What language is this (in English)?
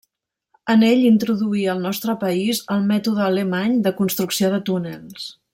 Catalan